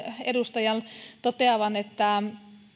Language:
Finnish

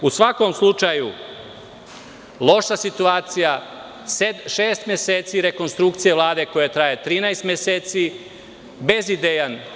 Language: Serbian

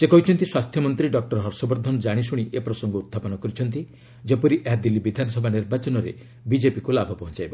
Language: Odia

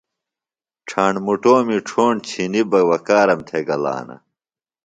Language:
Phalura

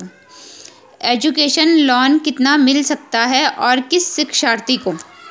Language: Hindi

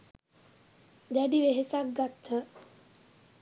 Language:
Sinhala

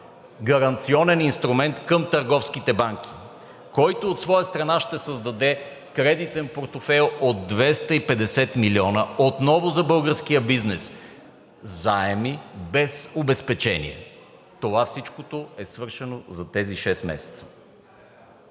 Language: Bulgarian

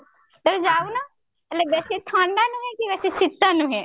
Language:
Odia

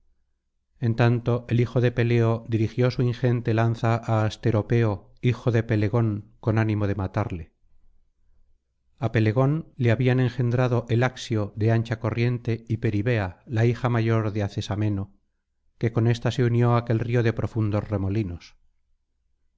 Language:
Spanish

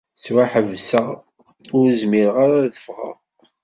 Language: Kabyle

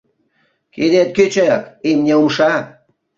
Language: Mari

